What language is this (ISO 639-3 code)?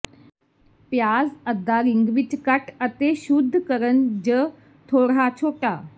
pan